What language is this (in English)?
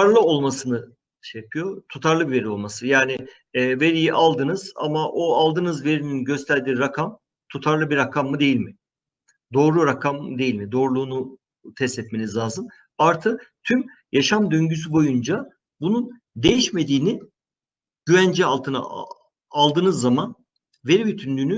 Turkish